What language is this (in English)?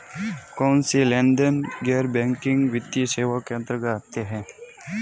Hindi